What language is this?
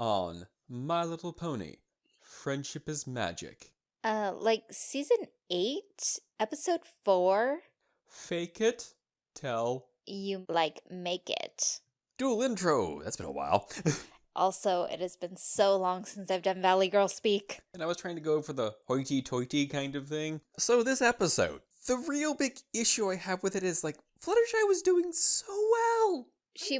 English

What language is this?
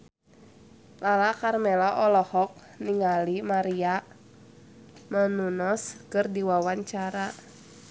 Sundanese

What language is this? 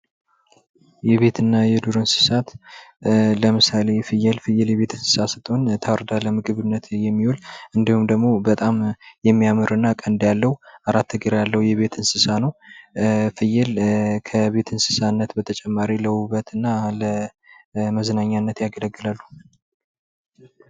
Amharic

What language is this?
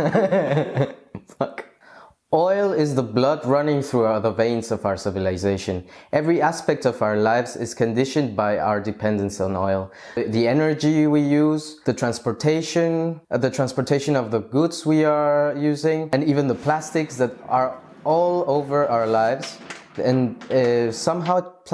English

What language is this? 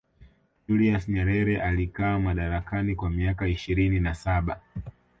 Swahili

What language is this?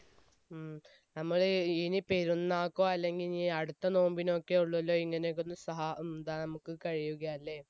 Malayalam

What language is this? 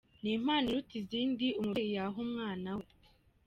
Kinyarwanda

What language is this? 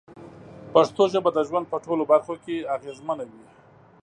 Pashto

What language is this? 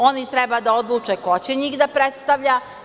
Serbian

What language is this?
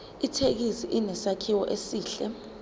Zulu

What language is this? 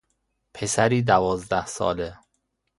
Persian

